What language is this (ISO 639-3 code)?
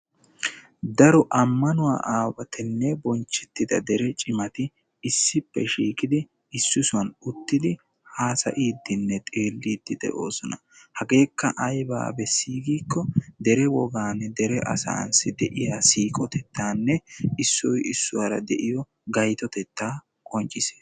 wal